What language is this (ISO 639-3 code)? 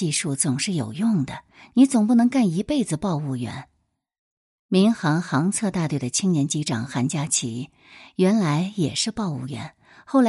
zho